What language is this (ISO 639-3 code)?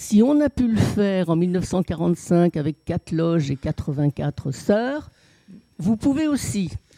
fra